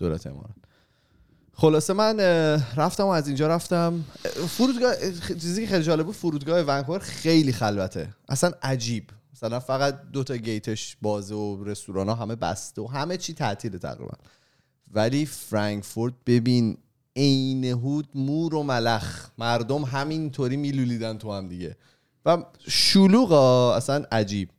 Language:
Persian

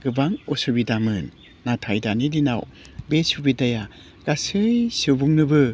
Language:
Bodo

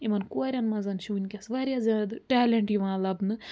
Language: Kashmiri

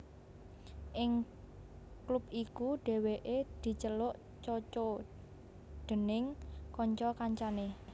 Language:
Javanese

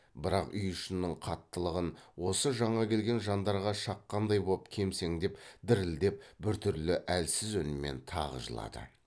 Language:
Kazakh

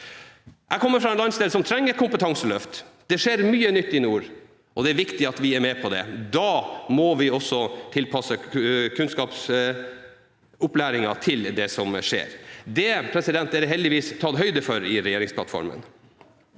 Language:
Norwegian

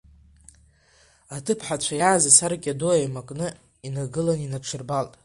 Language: Abkhazian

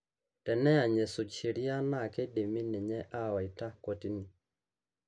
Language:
Masai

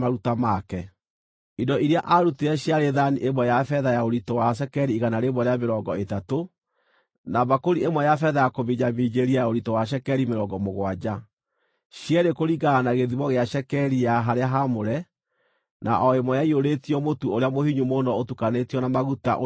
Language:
Kikuyu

